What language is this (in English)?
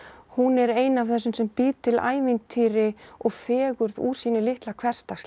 Icelandic